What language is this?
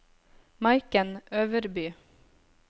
Norwegian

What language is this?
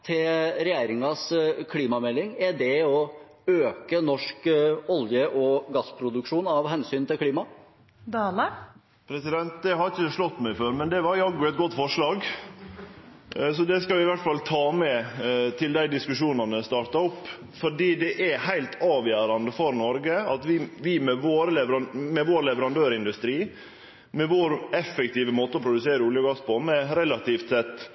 Norwegian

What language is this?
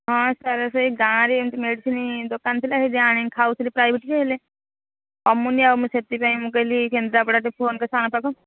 Odia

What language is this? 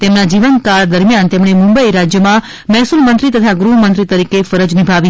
Gujarati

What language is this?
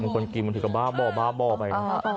Thai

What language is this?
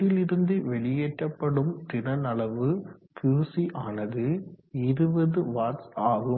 Tamil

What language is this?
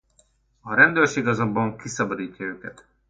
Hungarian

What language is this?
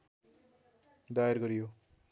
Nepali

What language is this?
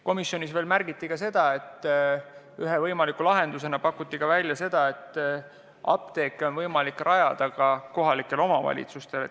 Estonian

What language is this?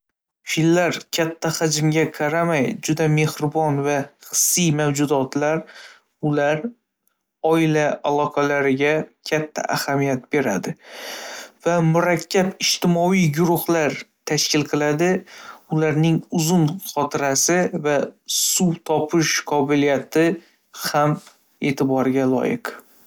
Uzbek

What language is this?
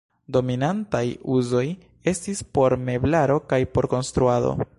Esperanto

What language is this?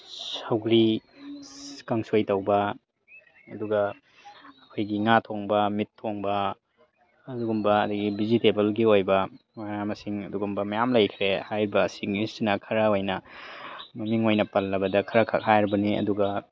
Manipuri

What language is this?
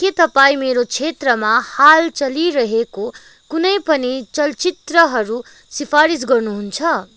Nepali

